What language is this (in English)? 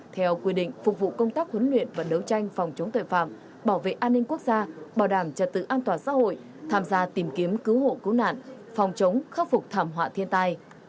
Vietnamese